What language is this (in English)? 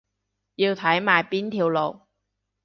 Cantonese